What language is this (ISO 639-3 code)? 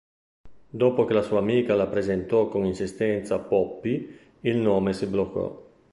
ita